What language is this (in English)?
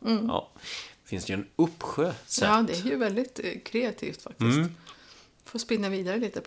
Swedish